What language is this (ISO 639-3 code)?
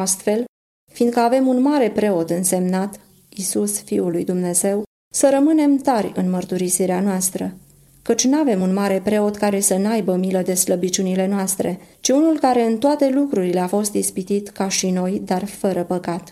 ron